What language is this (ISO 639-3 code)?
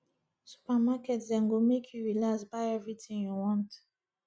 pcm